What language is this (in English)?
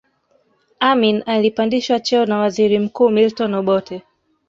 Swahili